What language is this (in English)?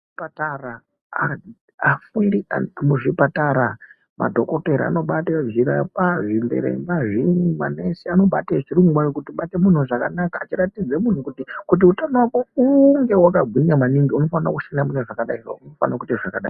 Ndau